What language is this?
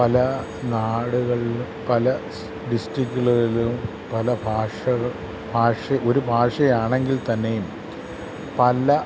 Malayalam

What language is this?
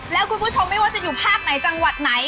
Thai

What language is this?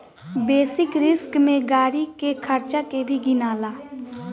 Bhojpuri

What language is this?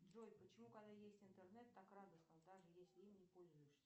Russian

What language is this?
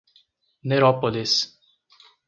Portuguese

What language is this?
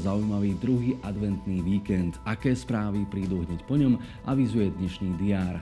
Slovak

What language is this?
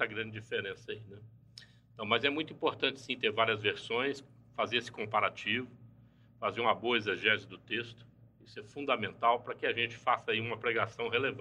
Portuguese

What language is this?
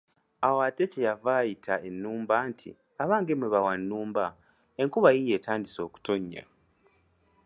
Ganda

